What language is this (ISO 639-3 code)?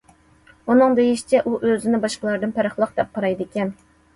uig